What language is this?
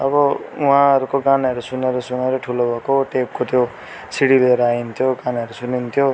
Nepali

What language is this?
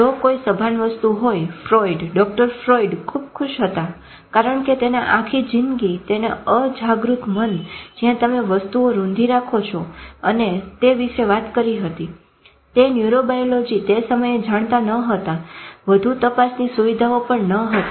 Gujarati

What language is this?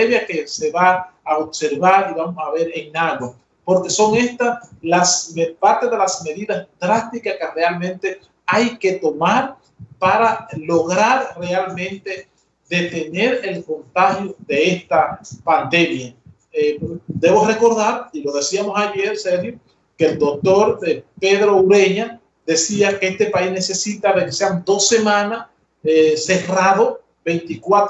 Spanish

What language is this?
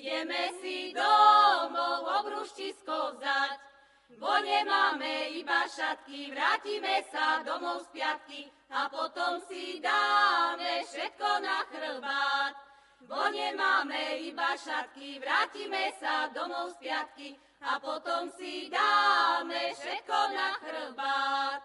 Slovak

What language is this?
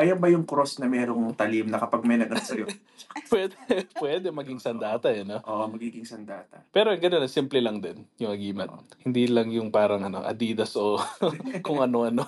Filipino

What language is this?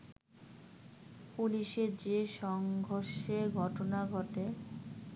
Bangla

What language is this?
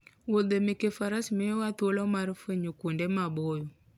Luo (Kenya and Tanzania)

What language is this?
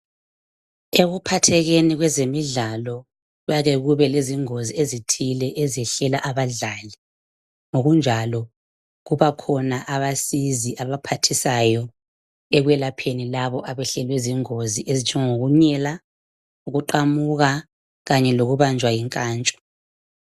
North Ndebele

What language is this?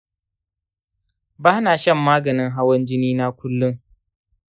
Hausa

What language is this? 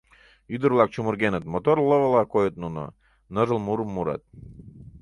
Mari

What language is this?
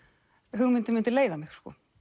Icelandic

